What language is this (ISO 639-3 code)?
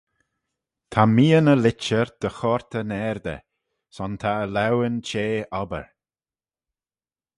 glv